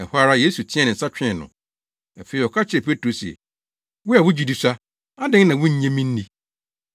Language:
Akan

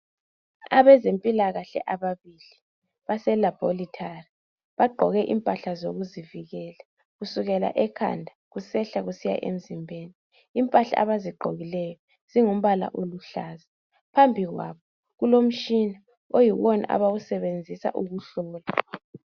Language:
North Ndebele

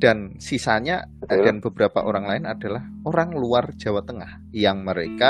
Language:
Indonesian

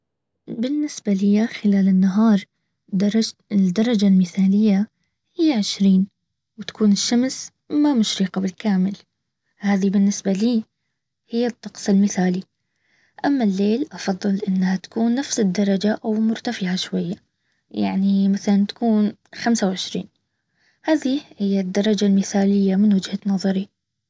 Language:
Baharna Arabic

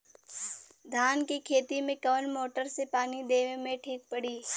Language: Bhojpuri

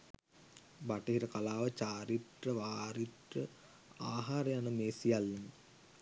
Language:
Sinhala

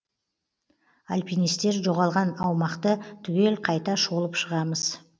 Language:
Kazakh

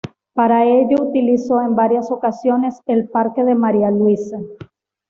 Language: Spanish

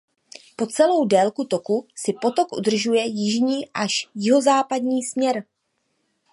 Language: Czech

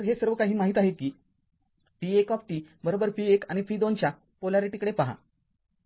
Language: Marathi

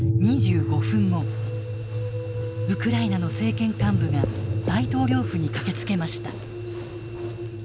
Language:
Japanese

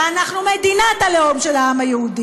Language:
Hebrew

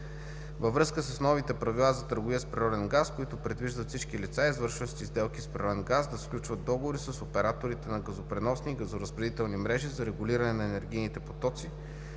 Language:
Bulgarian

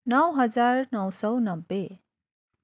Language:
Nepali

